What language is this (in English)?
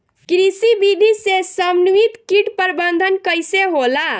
Bhojpuri